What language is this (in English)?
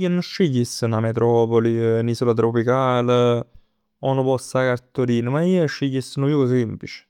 Neapolitan